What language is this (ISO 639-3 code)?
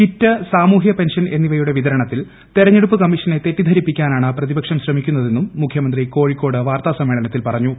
mal